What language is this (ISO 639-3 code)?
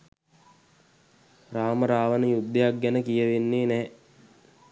sin